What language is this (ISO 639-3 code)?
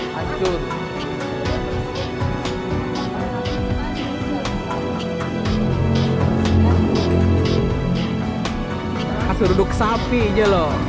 ind